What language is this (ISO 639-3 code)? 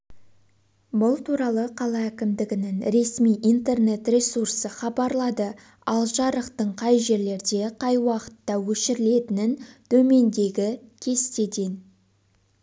kaz